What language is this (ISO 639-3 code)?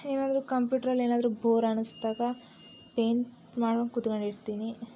kan